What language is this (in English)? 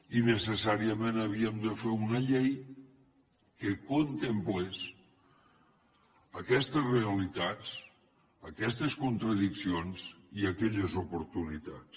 Catalan